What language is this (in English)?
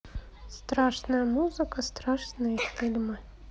Russian